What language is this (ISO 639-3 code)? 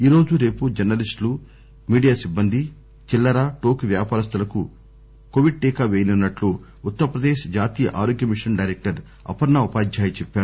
tel